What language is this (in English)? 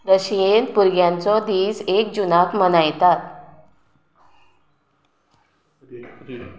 Konkani